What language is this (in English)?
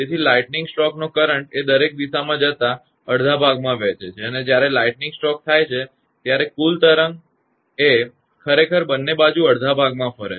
Gujarati